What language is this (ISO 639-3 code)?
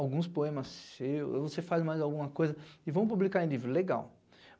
por